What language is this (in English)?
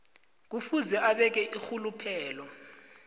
South Ndebele